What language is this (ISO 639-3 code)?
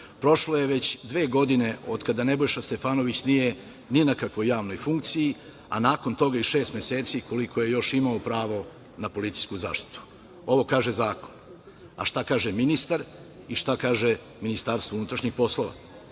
srp